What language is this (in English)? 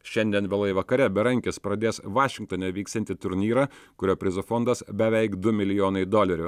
Lithuanian